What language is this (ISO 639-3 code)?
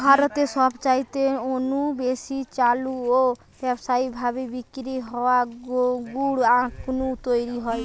ben